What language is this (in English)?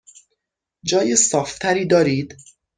Persian